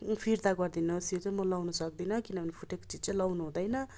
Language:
Nepali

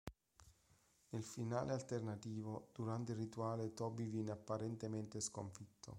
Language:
Italian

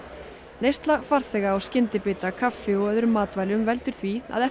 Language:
Icelandic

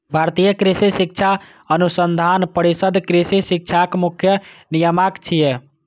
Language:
Maithili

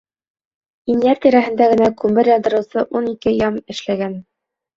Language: Bashkir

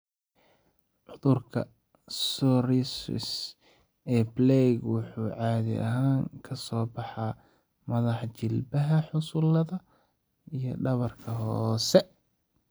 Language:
Somali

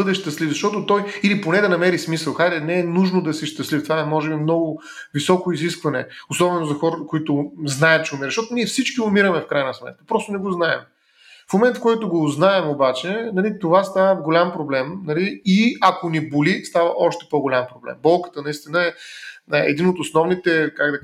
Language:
Bulgarian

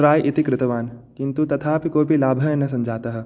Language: Sanskrit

